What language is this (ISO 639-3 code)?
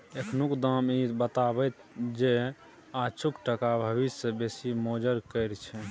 mai